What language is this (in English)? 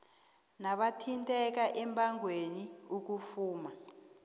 South Ndebele